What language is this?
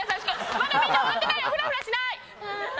Japanese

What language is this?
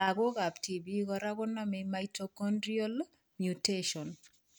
Kalenjin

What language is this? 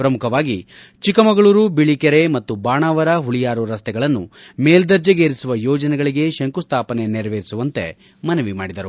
Kannada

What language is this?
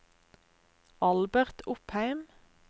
Norwegian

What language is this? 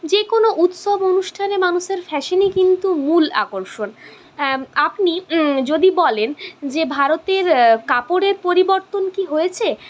Bangla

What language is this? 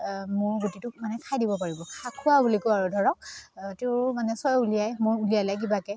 Assamese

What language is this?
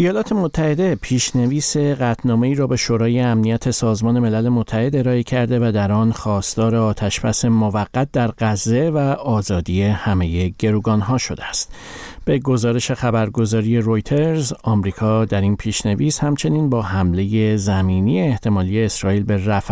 Persian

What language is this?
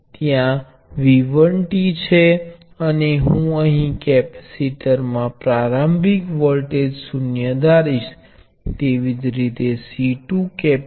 Gujarati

